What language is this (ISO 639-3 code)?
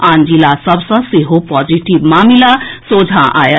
mai